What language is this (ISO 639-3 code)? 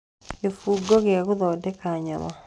kik